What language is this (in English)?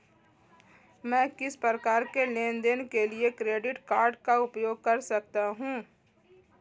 Hindi